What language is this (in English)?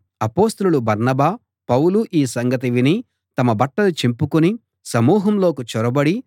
Telugu